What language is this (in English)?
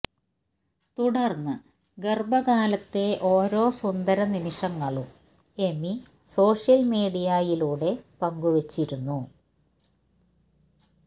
Malayalam